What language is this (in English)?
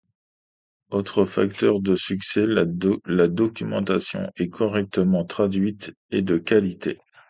French